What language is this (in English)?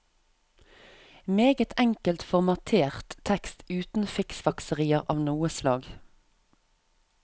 Norwegian